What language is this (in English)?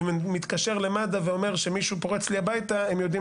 Hebrew